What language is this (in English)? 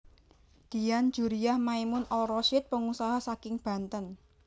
Javanese